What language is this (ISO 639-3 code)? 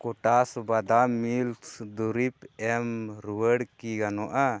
sat